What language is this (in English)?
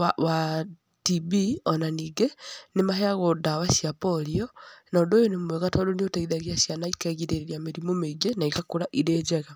Kikuyu